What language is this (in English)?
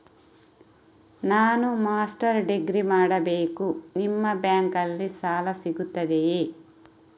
Kannada